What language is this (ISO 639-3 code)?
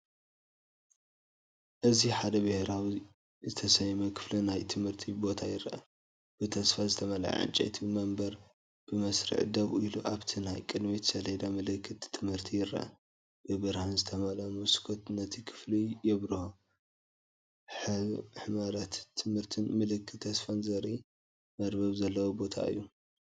tir